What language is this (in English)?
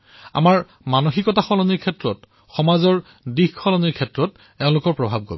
Assamese